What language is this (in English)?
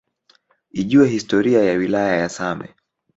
Swahili